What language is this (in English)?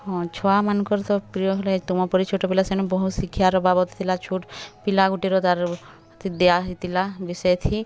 Odia